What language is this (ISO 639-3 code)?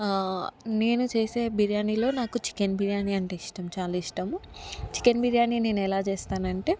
tel